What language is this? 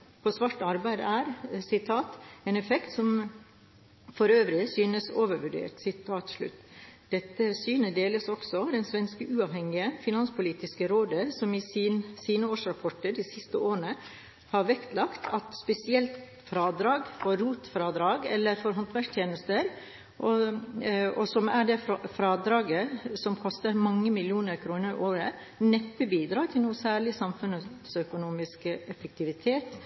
Norwegian Bokmål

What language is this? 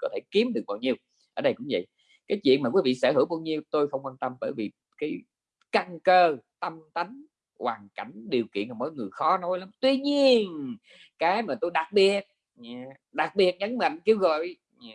Vietnamese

